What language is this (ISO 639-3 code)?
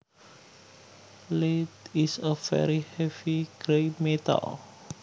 jav